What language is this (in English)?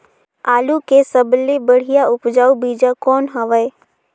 Chhattisgarhi